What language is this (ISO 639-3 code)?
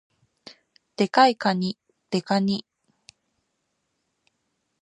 jpn